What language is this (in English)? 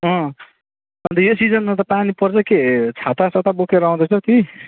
Nepali